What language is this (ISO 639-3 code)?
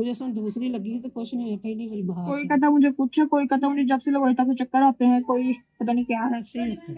tur